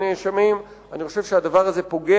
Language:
Hebrew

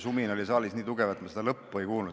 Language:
Estonian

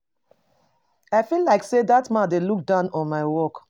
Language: Nigerian Pidgin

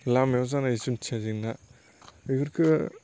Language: Bodo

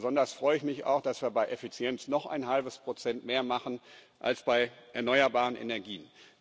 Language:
German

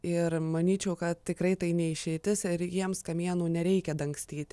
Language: Lithuanian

